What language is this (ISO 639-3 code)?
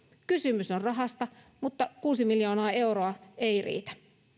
fin